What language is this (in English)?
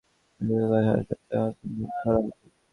Bangla